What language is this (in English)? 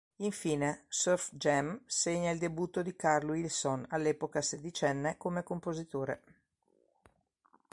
Italian